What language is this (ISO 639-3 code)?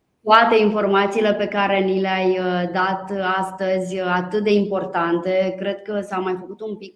ron